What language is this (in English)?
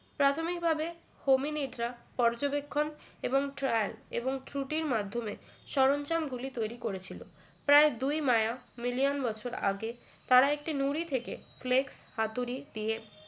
Bangla